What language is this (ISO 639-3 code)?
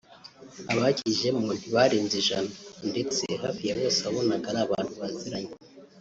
kin